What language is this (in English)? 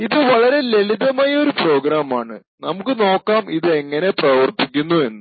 Malayalam